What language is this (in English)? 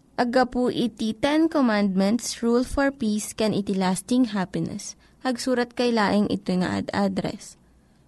Filipino